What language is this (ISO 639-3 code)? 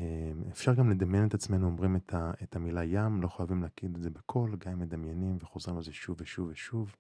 heb